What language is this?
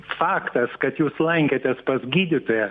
Lithuanian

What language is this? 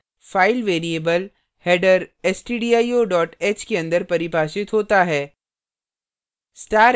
Hindi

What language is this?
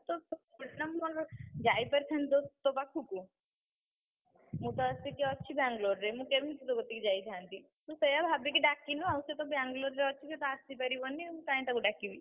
Odia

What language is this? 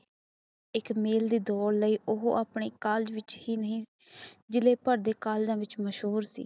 Punjabi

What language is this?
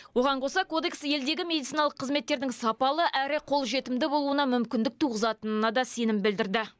Kazakh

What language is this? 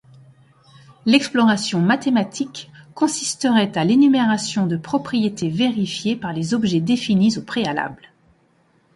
French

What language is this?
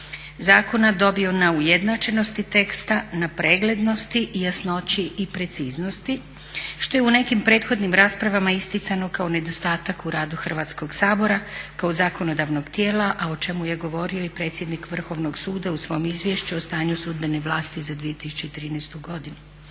Croatian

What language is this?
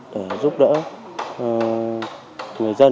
Vietnamese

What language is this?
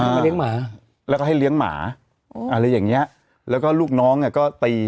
Thai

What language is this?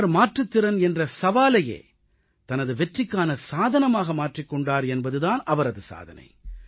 Tamil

